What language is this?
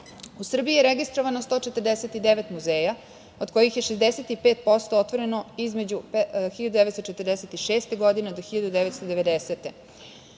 Serbian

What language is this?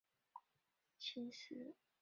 Chinese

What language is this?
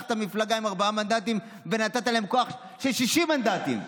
Hebrew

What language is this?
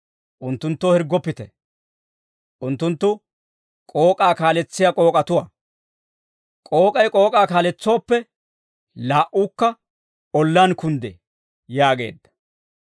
Dawro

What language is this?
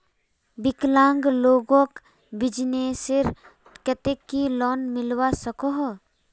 Magahi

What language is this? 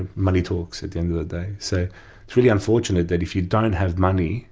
English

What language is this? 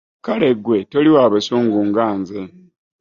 Ganda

